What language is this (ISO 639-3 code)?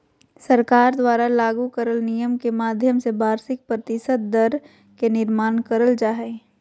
mag